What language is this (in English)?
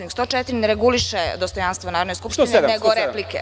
Serbian